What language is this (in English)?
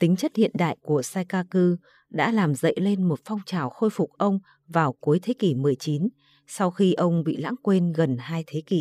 Vietnamese